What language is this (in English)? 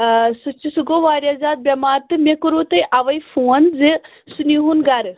Kashmiri